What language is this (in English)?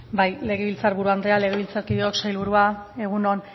Basque